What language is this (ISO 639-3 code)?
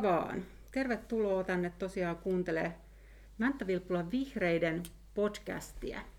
fin